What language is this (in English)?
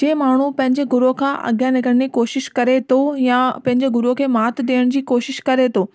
Sindhi